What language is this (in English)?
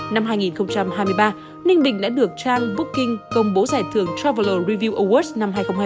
Vietnamese